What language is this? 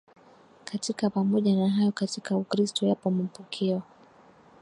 Swahili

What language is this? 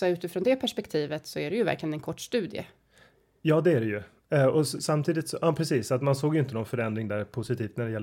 Swedish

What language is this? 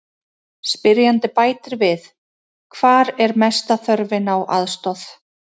Icelandic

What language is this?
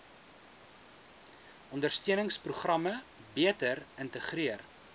Afrikaans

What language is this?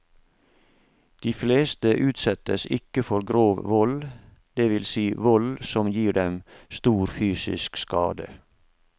Norwegian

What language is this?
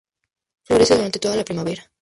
Spanish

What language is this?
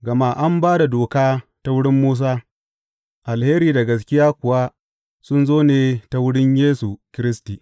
Hausa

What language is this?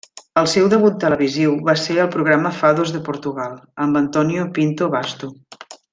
Catalan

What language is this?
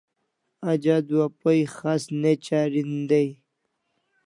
Kalasha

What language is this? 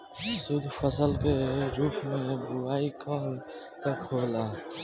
Bhojpuri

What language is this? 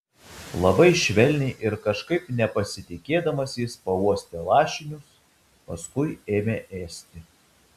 Lithuanian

